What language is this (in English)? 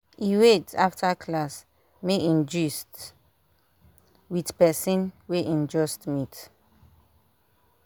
Nigerian Pidgin